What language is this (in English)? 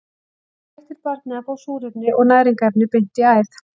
Icelandic